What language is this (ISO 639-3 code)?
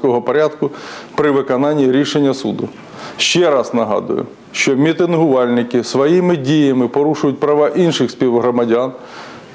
ukr